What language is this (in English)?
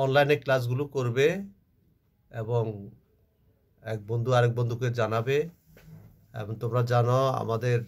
Hindi